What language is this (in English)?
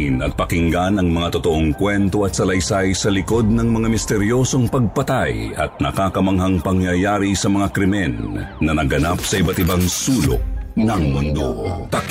Filipino